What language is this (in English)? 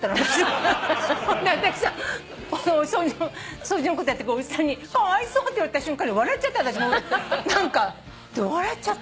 Japanese